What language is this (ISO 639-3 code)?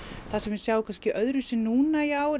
isl